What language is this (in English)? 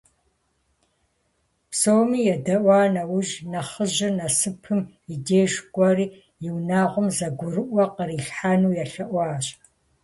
Kabardian